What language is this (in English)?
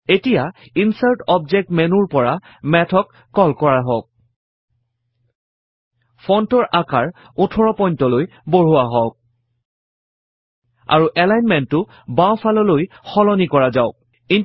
Assamese